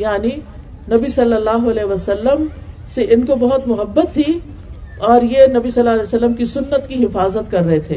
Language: Urdu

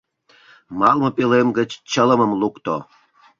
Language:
Mari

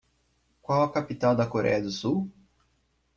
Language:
Portuguese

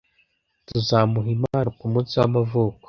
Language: Kinyarwanda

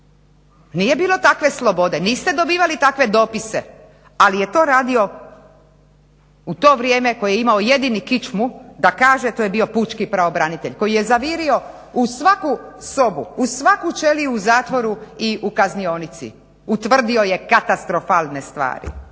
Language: Croatian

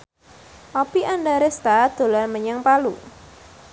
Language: Javanese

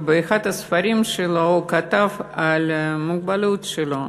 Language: Hebrew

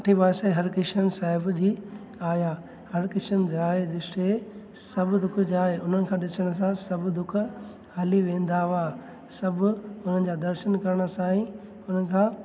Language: Sindhi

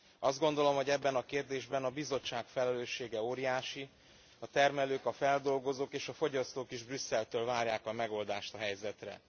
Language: Hungarian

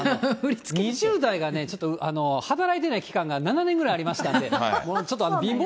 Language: Japanese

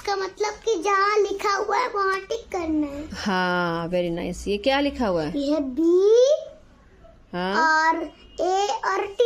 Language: Hindi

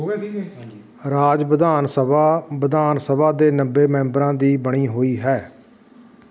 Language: Punjabi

